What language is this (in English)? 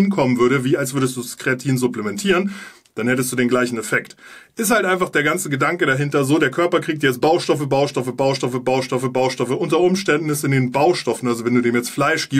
German